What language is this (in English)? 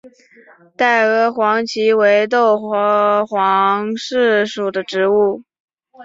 Chinese